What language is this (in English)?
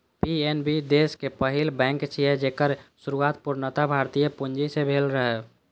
Maithili